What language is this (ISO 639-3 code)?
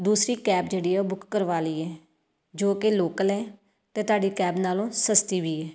pan